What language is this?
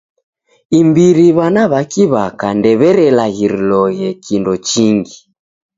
Taita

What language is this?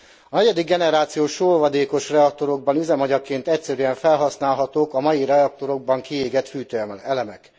Hungarian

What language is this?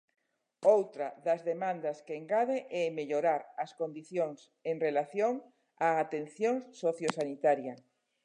Galician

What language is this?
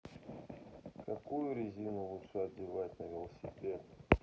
Russian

